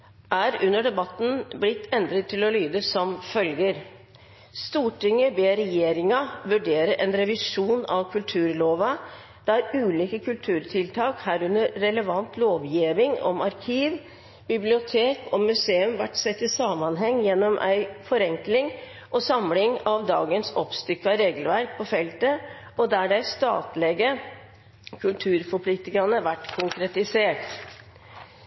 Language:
Norwegian Nynorsk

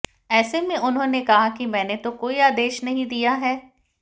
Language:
Hindi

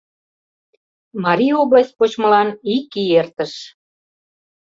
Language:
Mari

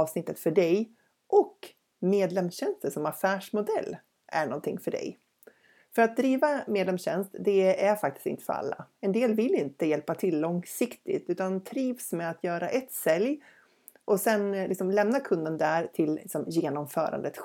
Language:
Swedish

